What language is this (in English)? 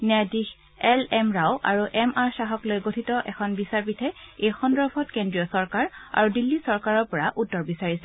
Assamese